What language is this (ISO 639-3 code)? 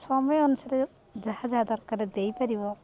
ori